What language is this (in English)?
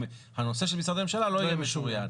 Hebrew